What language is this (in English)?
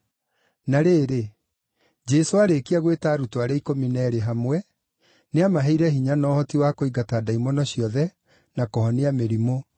Kikuyu